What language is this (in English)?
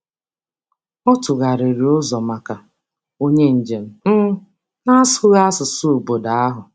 Igbo